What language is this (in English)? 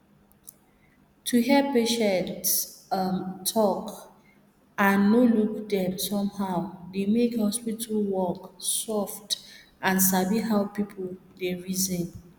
Nigerian Pidgin